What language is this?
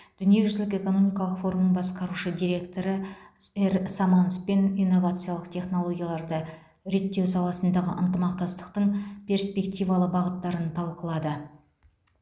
Kazakh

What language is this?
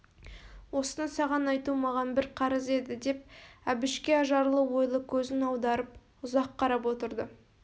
Kazakh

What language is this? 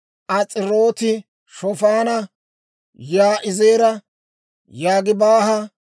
Dawro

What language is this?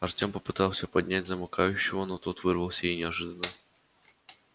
Russian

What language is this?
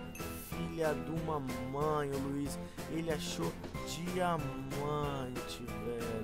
Portuguese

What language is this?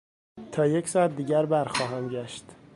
Persian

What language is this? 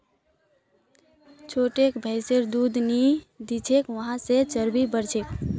Magahi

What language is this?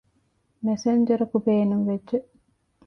Divehi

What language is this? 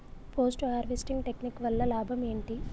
Telugu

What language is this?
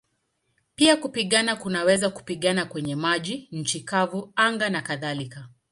Swahili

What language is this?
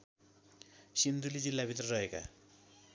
Nepali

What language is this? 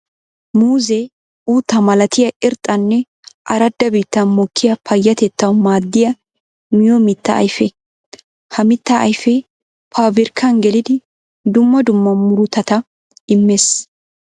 Wolaytta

